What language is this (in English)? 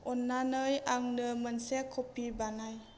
Bodo